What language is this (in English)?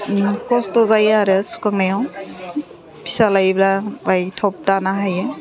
Bodo